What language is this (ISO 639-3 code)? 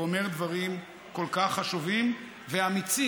heb